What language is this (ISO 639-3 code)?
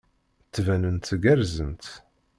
kab